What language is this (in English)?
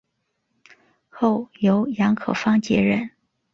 Chinese